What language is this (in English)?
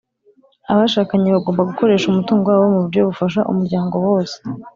Kinyarwanda